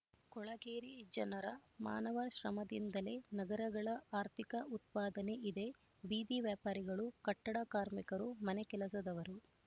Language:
Kannada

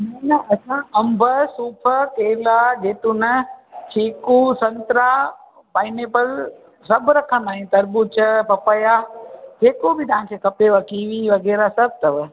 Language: Sindhi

